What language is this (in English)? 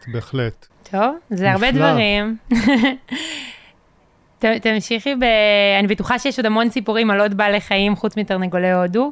Hebrew